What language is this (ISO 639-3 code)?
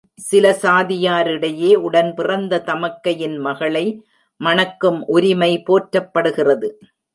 tam